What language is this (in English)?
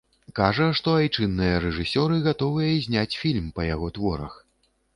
Belarusian